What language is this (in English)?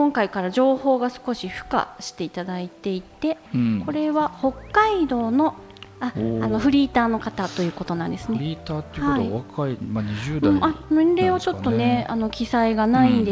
Japanese